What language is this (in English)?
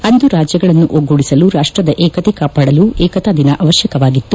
Kannada